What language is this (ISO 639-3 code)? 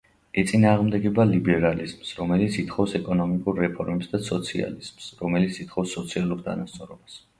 kat